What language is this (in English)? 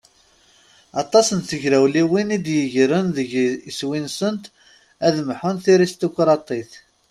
Kabyle